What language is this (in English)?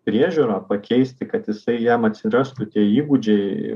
Lithuanian